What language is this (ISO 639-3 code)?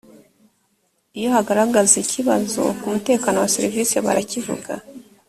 kin